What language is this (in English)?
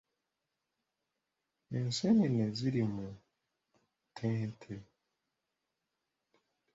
Ganda